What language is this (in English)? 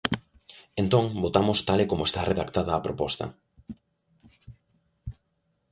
Galician